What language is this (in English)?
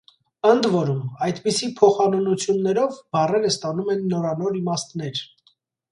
Armenian